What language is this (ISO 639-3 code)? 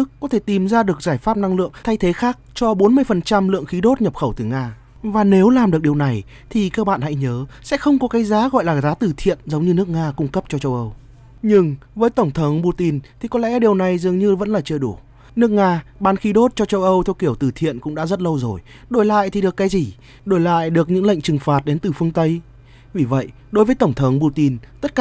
vie